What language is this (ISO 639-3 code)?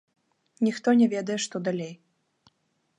bel